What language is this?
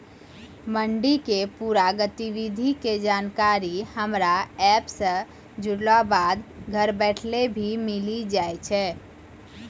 Maithili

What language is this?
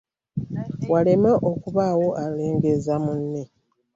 Ganda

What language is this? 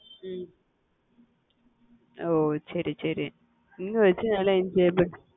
Tamil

